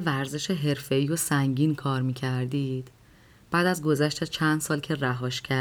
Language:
Persian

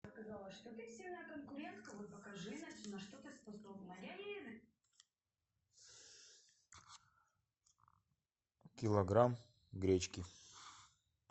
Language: Russian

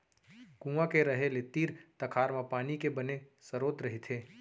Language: Chhattisgarhi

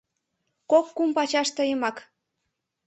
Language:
Mari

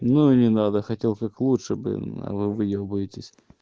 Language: Russian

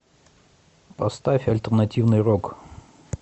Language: Russian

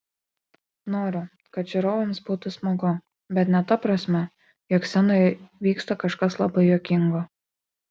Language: Lithuanian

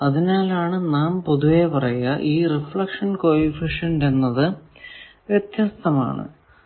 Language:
Malayalam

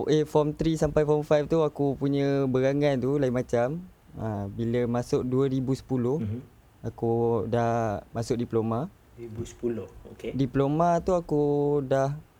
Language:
Malay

